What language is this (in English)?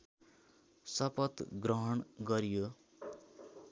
Nepali